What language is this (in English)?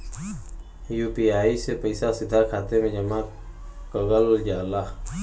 Bhojpuri